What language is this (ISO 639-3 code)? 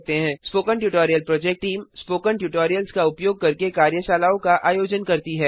hin